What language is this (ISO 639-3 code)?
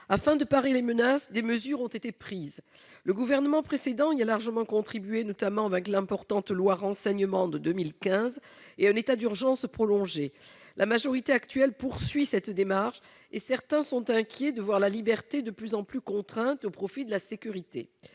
fra